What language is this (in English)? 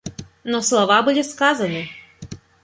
Russian